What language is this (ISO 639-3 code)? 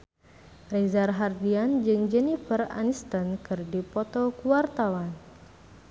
sun